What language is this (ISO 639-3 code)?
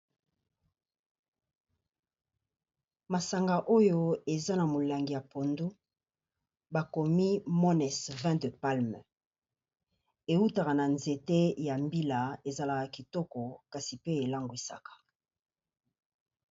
lin